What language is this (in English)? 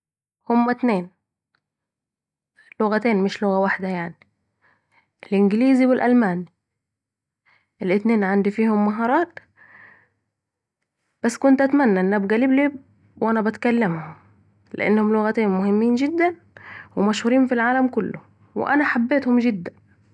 Saidi Arabic